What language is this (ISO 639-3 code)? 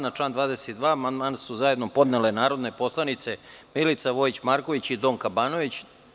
srp